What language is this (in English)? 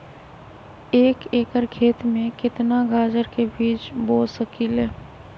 Magahi